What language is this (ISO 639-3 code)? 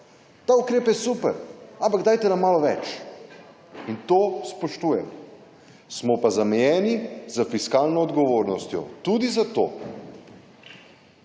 slv